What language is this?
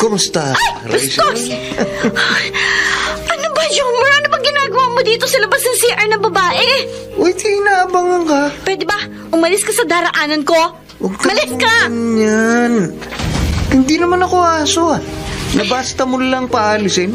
Filipino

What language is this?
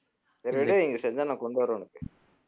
Tamil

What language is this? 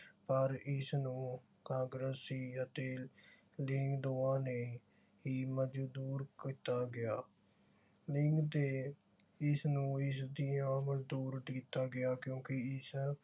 Punjabi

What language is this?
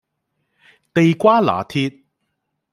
Cantonese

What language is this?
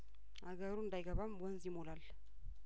Amharic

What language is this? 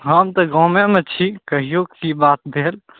Maithili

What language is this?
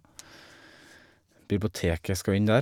Norwegian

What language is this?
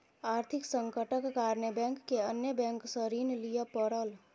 Maithili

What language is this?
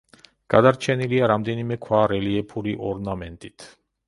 Georgian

